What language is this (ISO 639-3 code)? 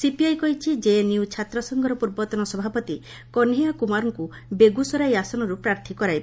ori